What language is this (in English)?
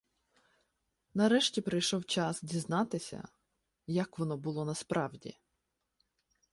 Ukrainian